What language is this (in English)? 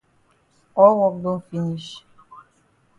Cameroon Pidgin